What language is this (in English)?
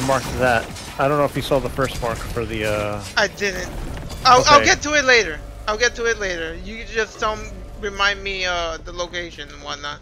English